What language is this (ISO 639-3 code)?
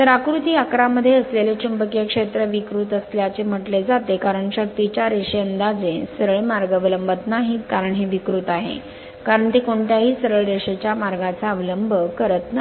mar